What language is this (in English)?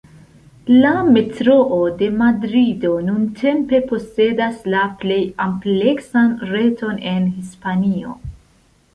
Esperanto